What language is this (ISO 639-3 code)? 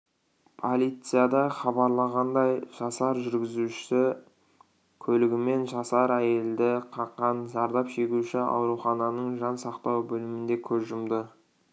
kaz